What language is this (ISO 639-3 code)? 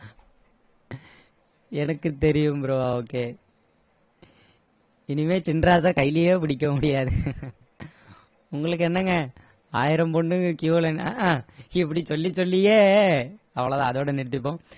tam